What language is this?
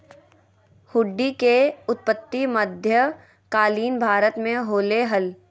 Magahi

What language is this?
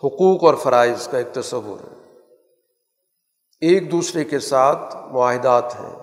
Urdu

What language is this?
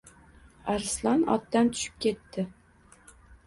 Uzbek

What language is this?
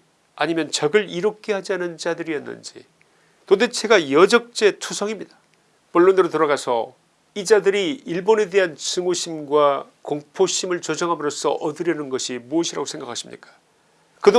Korean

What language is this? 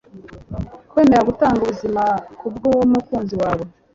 Kinyarwanda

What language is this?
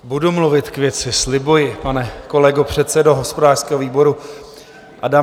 Czech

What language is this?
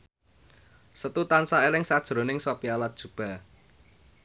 Javanese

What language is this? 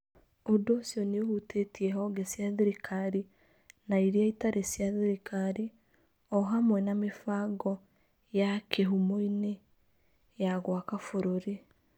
Kikuyu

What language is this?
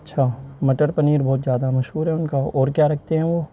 Urdu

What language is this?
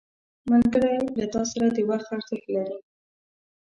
Pashto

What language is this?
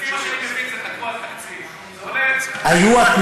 Hebrew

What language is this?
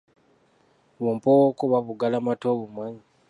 Ganda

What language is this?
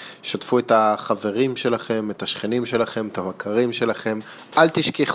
Hebrew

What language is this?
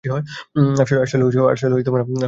Bangla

